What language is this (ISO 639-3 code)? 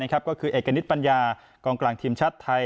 tha